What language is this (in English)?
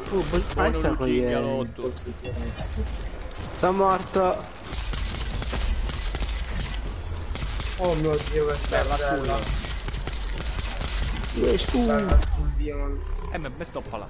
Italian